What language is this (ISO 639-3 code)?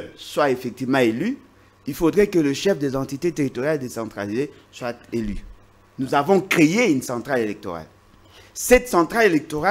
fra